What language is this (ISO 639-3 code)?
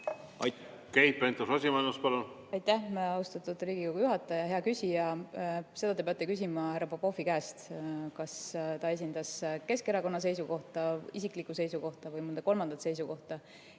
est